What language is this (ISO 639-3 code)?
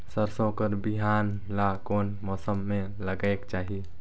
hne